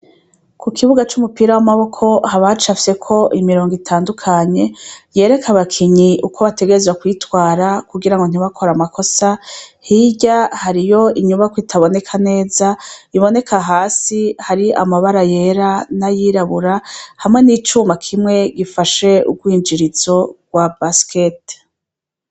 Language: Rundi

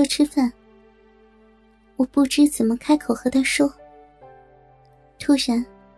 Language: Chinese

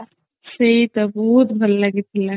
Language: Odia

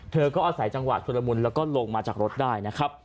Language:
Thai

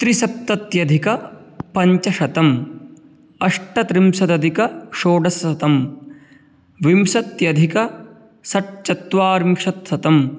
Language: Sanskrit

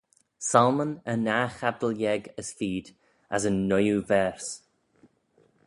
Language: Manx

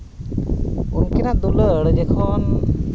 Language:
Santali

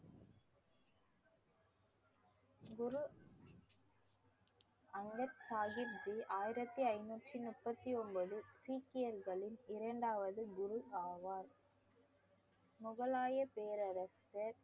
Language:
Tamil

